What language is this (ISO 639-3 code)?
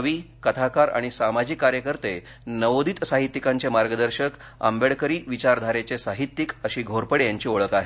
mar